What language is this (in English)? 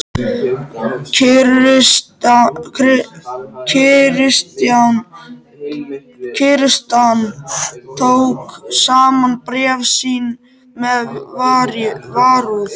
Icelandic